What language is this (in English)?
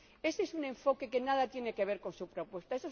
Spanish